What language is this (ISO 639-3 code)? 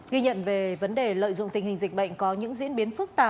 vie